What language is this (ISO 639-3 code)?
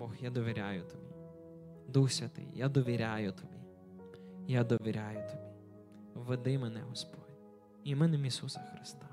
ukr